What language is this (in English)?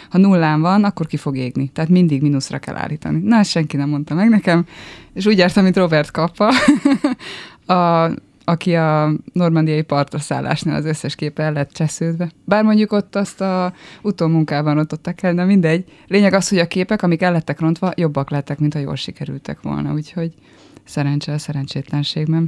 Hungarian